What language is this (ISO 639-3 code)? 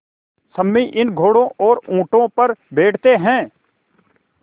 hin